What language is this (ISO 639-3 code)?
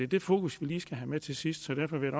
dan